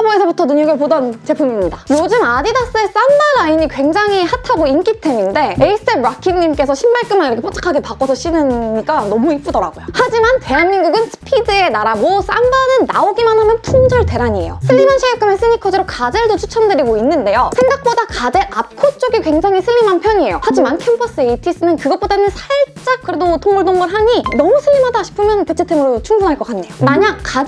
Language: Korean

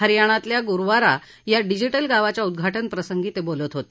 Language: Marathi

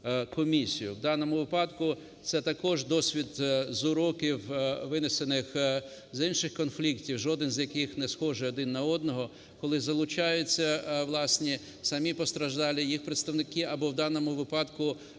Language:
Ukrainian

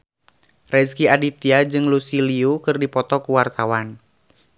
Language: Sundanese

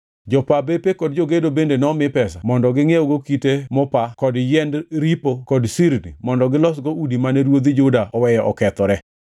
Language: Luo (Kenya and Tanzania)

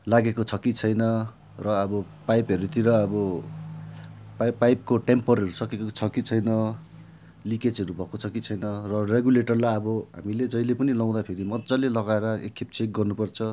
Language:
Nepali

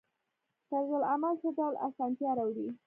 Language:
Pashto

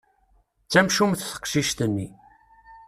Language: Kabyle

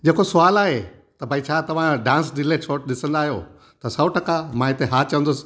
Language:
Sindhi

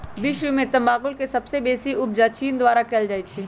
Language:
Magahi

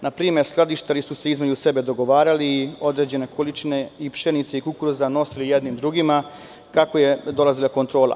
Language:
Serbian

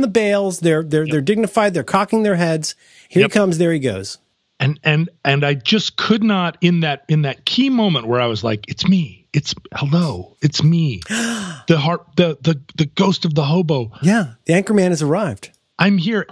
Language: English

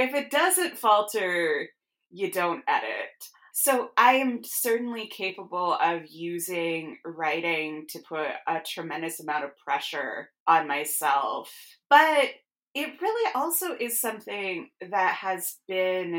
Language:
English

